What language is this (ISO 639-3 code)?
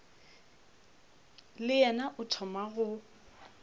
nso